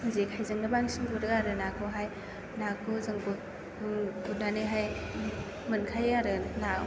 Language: Bodo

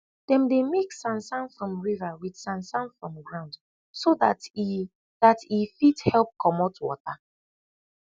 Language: Nigerian Pidgin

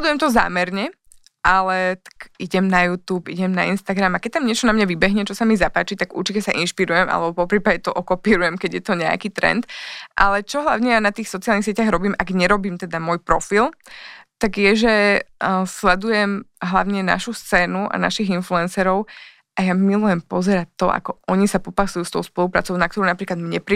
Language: Slovak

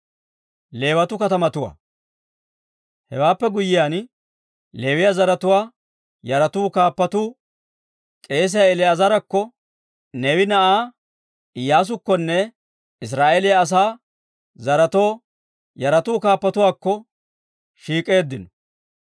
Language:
Dawro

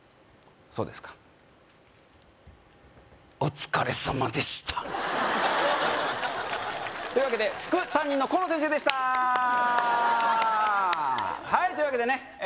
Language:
Japanese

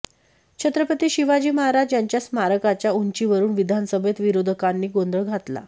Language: Marathi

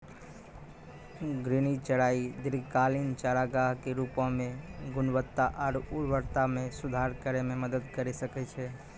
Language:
Maithili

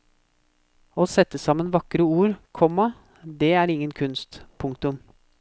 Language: Norwegian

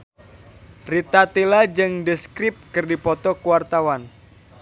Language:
Sundanese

